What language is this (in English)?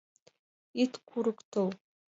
Mari